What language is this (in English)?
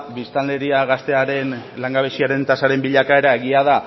Basque